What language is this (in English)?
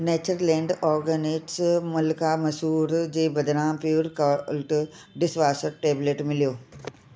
Sindhi